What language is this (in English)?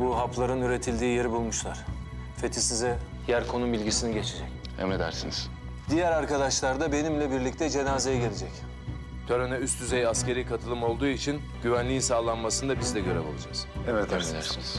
Turkish